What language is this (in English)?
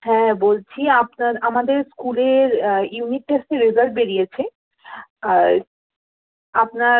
Bangla